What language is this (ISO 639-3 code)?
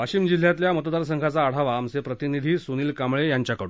mar